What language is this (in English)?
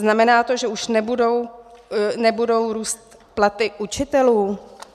Czech